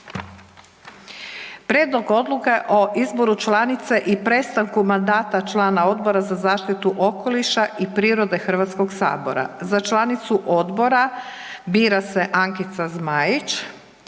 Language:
Croatian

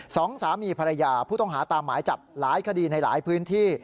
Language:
Thai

